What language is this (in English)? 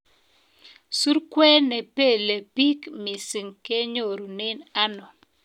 Kalenjin